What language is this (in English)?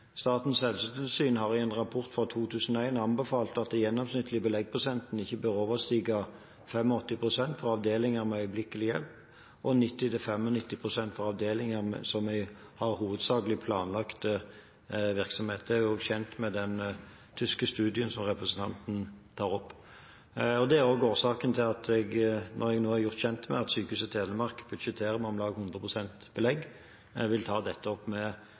Norwegian Bokmål